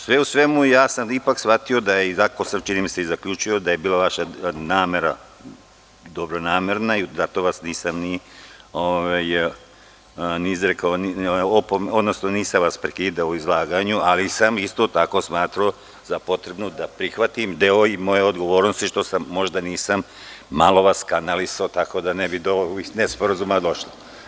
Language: Serbian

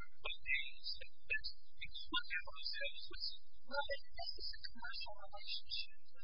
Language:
English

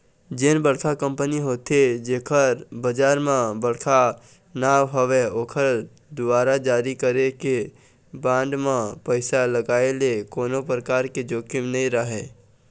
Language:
Chhattisgarhi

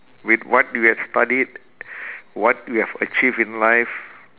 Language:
English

